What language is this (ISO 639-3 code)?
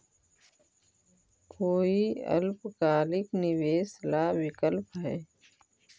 mag